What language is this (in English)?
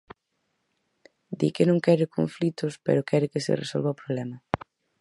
Galician